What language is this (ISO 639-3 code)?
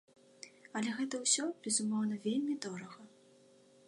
bel